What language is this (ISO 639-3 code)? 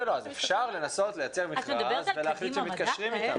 heb